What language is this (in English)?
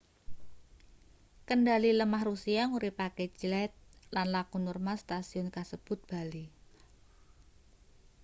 Javanese